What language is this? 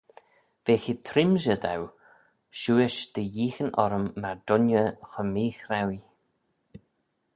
Manx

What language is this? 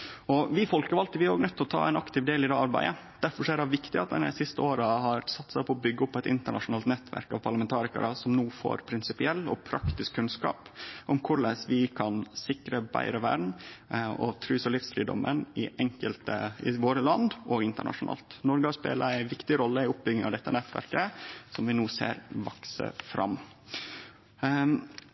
Norwegian Nynorsk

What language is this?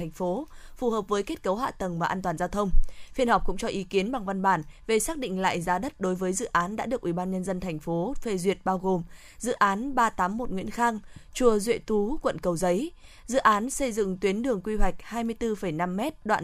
Vietnamese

